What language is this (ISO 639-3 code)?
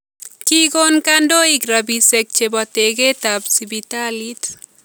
kln